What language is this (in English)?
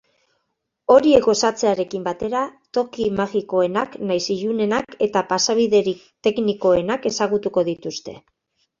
Basque